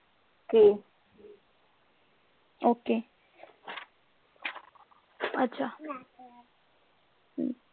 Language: Punjabi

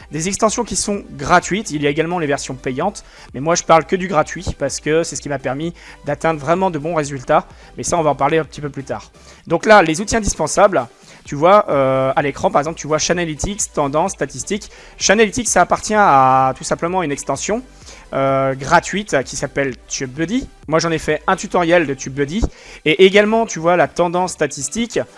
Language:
French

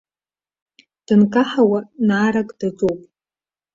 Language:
Abkhazian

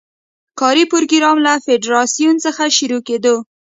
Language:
Pashto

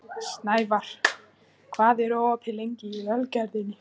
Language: Icelandic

